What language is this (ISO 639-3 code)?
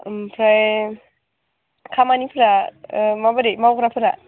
brx